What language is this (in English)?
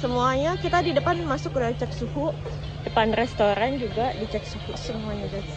Indonesian